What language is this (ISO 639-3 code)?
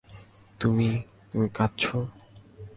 ben